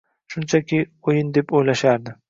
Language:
Uzbek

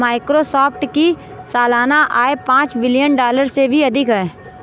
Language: Hindi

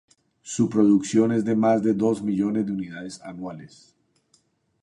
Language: Spanish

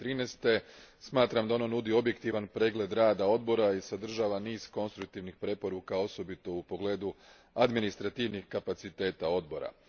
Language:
Croatian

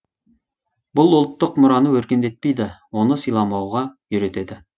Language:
Kazakh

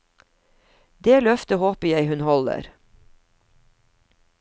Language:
Norwegian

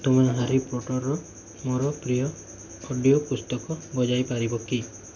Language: Odia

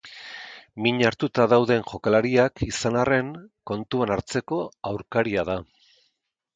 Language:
Basque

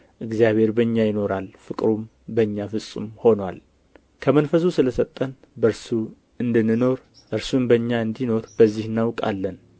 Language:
Amharic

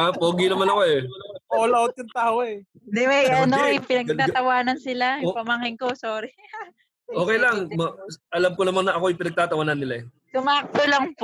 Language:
Filipino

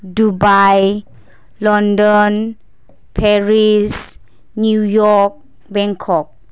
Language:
Bodo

